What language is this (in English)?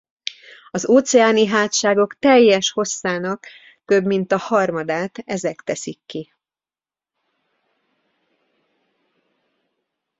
Hungarian